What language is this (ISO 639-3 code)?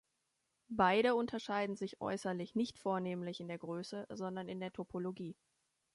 deu